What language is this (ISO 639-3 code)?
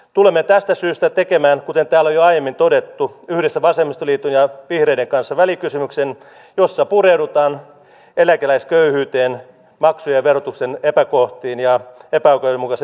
fin